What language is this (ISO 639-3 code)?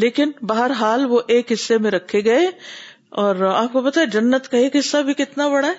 urd